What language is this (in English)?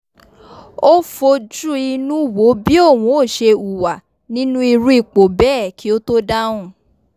Yoruba